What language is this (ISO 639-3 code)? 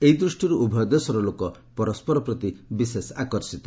ori